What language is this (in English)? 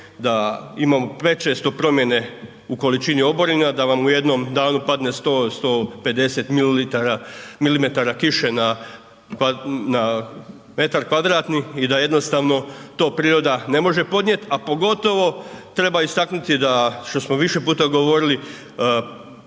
Croatian